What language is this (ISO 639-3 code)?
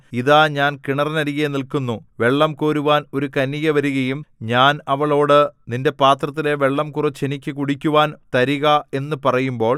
mal